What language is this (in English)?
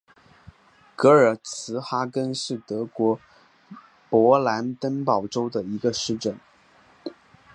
Chinese